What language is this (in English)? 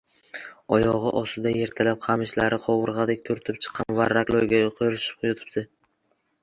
Uzbek